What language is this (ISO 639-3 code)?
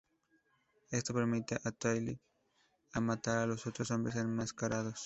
spa